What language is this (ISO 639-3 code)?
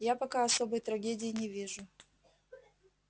rus